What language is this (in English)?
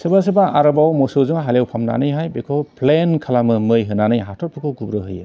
Bodo